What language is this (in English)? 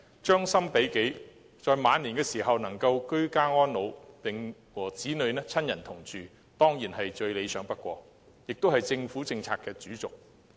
Cantonese